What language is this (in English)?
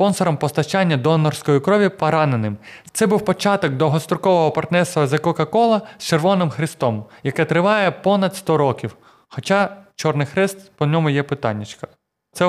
Ukrainian